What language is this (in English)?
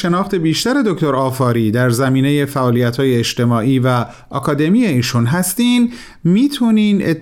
Persian